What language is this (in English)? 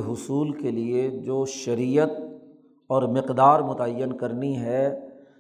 Urdu